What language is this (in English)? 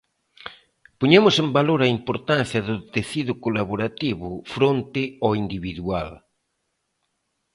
Galician